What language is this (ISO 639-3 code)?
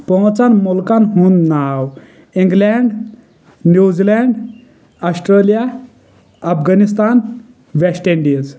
kas